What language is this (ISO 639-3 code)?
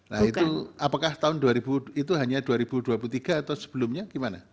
ind